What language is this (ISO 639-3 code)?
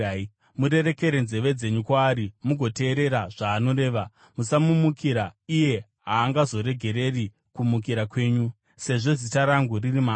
sna